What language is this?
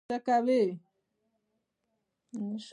Pashto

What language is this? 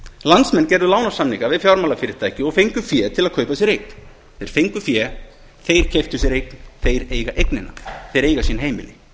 Icelandic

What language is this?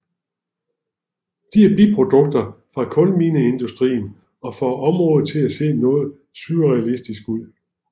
Danish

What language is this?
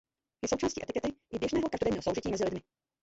Czech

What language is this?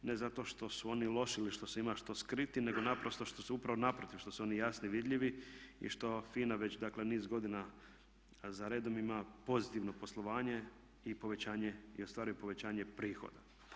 Croatian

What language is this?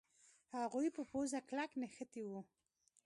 Pashto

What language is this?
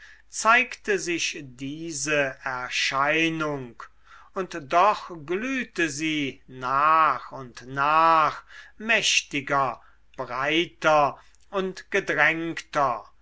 German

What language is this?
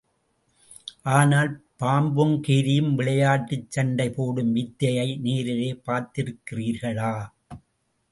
Tamil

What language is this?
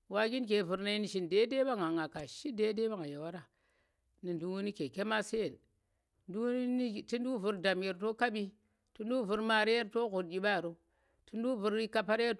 Tera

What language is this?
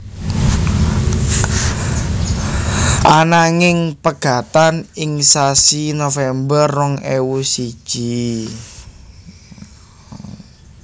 Javanese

